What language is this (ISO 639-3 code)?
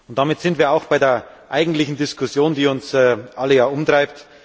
deu